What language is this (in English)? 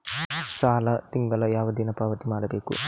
Kannada